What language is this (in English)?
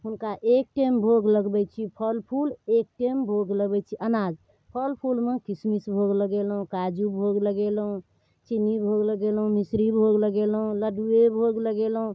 Maithili